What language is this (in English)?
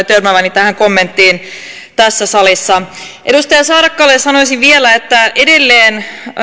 Finnish